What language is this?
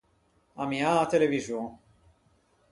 Ligurian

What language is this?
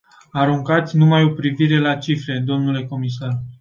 Romanian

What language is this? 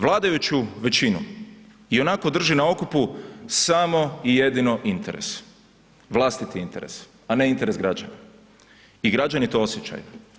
Croatian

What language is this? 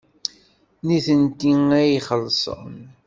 Kabyle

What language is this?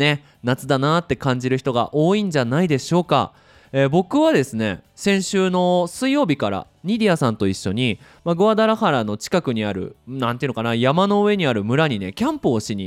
Japanese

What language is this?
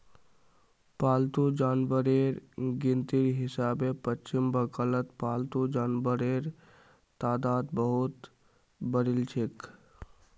Magahi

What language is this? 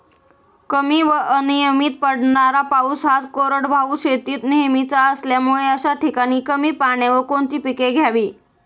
Marathi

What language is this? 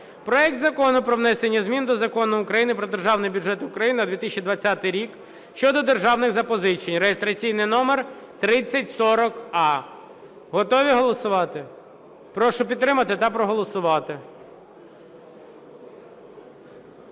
Ukrainian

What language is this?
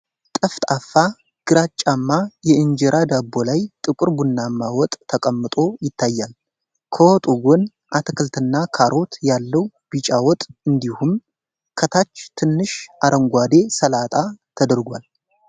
Amharic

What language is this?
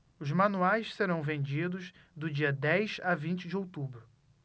Portuguese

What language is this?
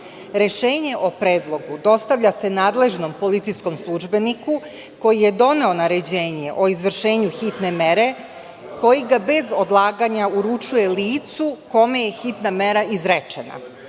Serbian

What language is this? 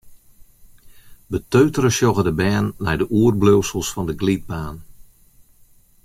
Western Frisian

